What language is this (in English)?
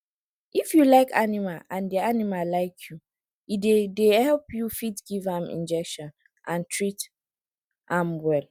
Nigerian Pidgin